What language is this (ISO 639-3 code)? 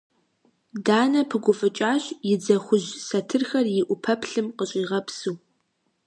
kbd